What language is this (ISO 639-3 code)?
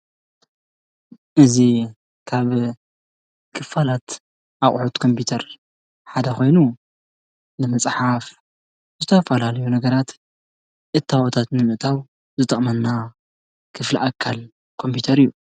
tir